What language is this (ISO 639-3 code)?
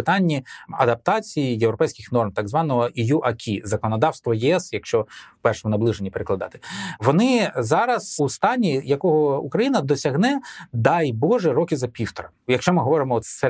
ukr